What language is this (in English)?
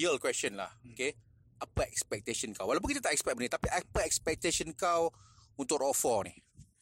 Malay